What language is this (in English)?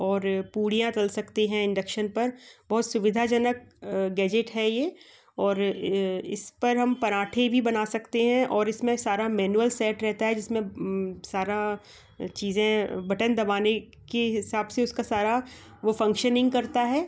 Hindi